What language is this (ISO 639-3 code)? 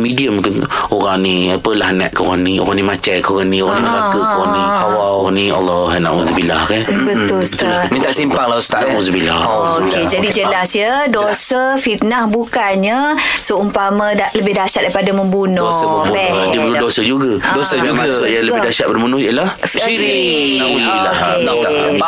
msa